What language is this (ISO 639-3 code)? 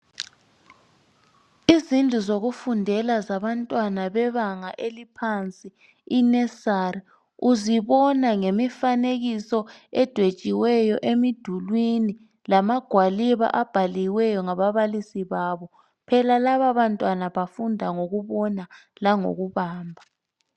nde